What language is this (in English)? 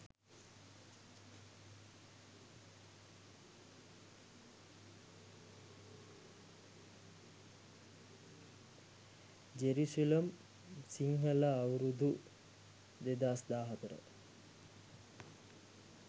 Sinhala